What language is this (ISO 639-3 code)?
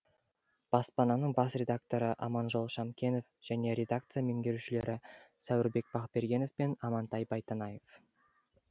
kaz